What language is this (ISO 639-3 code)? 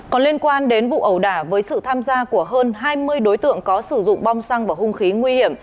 vie